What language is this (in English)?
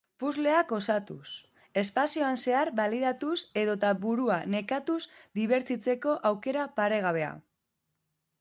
Basque